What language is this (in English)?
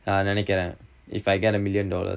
English